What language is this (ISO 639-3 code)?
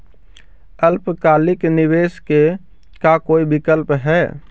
mag